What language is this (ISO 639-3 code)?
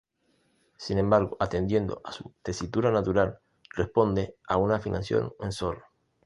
spa